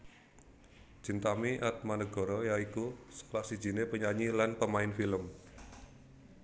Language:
Javanese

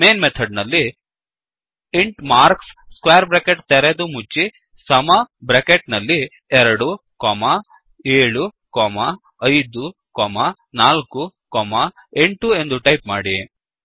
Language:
Kannada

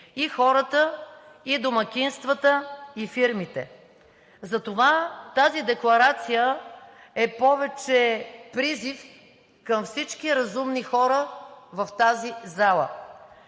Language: Bulgarian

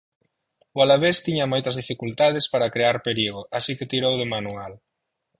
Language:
Galician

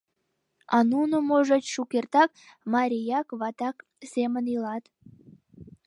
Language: Mari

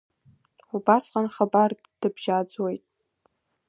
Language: Abkhazian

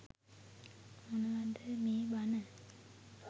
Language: Sinhala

